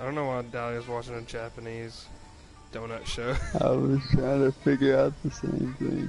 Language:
English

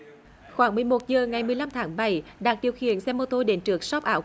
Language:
Vietnamese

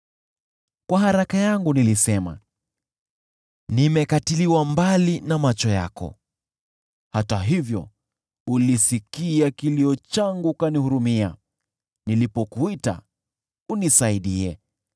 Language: Swahili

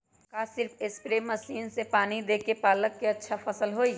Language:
Magahi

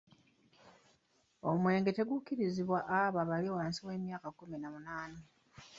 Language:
Ganda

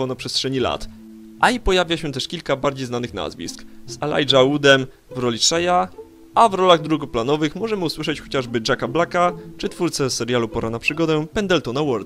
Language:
Polish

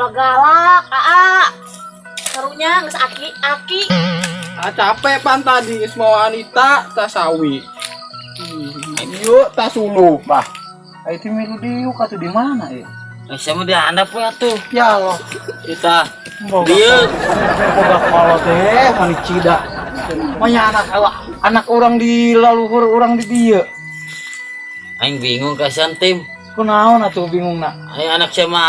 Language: Indonesian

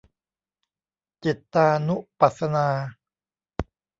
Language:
Thai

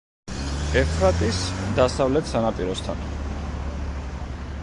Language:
Georgian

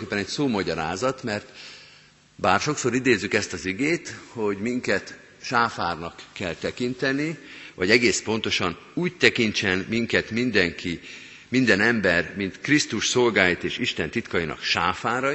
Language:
Hungarian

